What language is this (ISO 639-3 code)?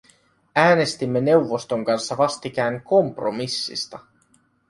fin